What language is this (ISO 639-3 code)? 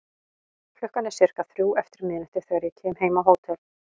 isl